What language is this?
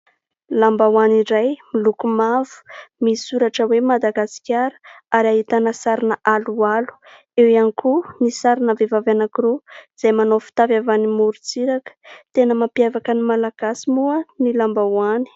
Malagasy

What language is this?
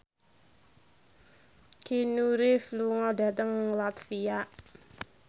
Javanese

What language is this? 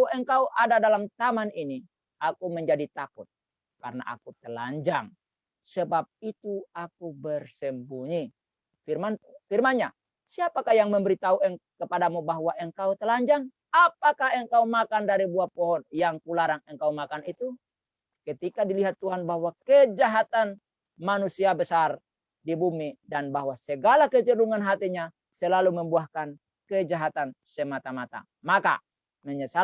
Indonesian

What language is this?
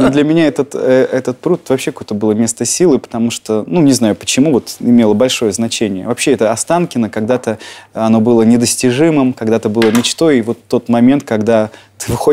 Russian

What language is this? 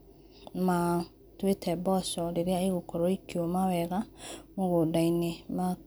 Kikuyu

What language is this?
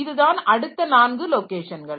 Tamil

